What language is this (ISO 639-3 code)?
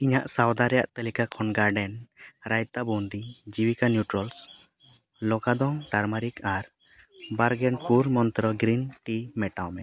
sat